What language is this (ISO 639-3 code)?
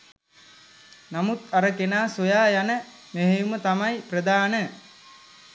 sin